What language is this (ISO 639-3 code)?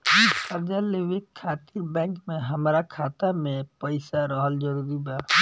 bho